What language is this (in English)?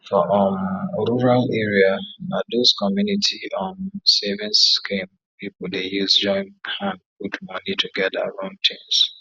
Nigerian Pidgin